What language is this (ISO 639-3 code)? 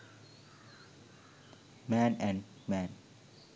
sin